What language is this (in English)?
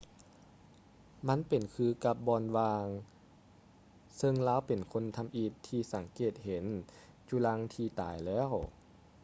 Lao